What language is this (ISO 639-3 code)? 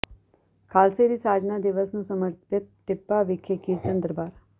pan